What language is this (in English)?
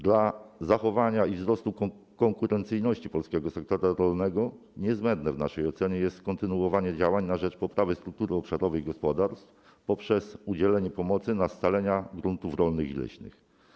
Polish